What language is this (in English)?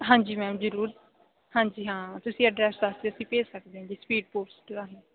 Punjabi